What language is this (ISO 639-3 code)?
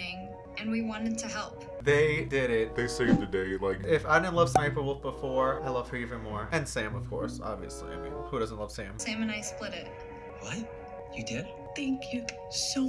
eng